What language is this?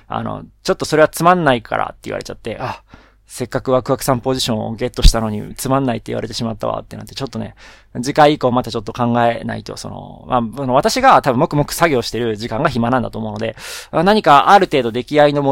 Japanese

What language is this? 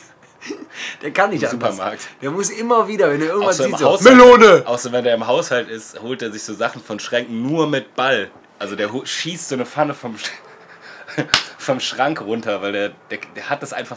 German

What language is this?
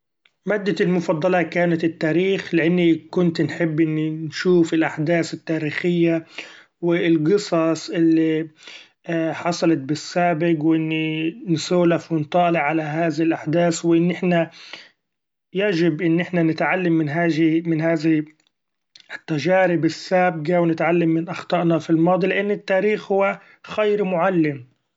Gulf Arabic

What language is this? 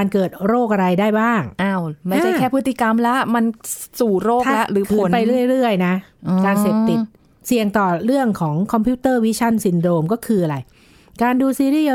Thai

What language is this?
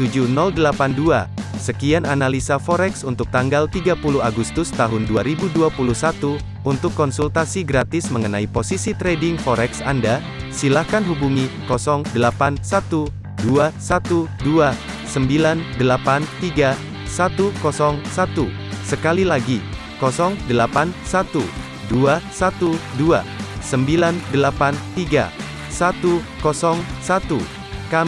Indonesian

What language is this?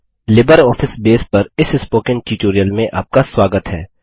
Hindi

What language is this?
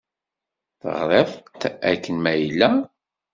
Kabyle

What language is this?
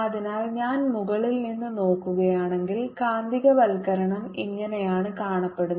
Malayalam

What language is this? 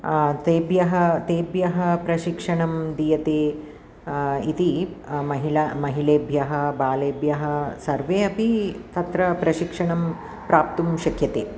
Sanskrit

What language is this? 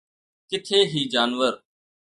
Sindhi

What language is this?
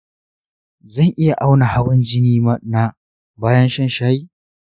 Hausa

